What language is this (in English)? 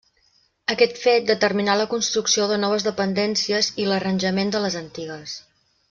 Catalan